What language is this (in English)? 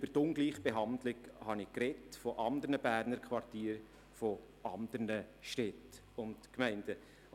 Swiss German